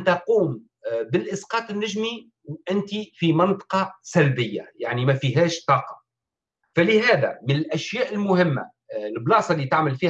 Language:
Arabic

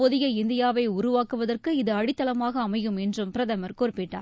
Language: Tamil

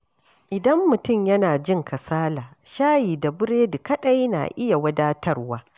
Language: Hausa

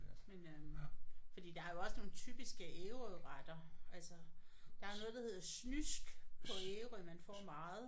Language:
Danish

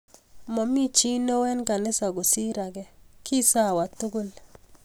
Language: Kalenjin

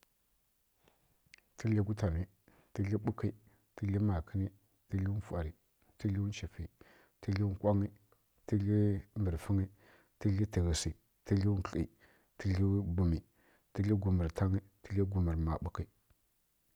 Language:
Kirya-Konzəl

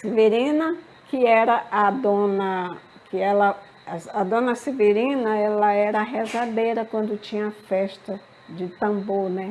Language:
Portuguese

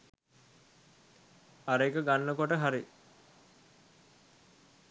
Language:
Sinhala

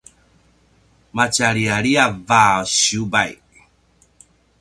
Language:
Paiwan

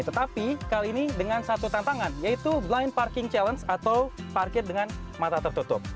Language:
Indonesian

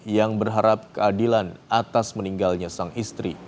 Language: Indonesian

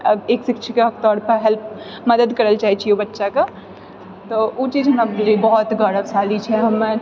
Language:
Maithili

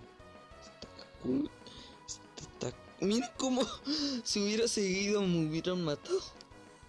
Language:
Spanish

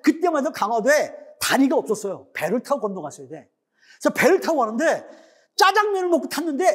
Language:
Korean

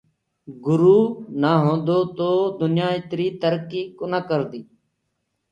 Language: Gurgula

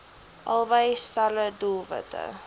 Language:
Afrikaans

